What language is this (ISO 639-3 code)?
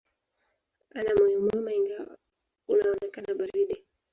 swa